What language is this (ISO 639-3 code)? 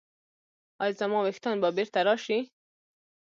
pus